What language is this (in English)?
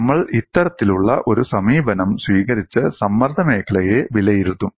Malayalam